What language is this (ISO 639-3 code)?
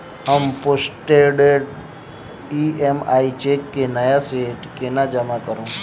mai